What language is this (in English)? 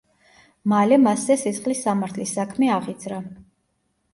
Georgian